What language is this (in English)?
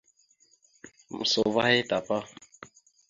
Mada (Cameroon)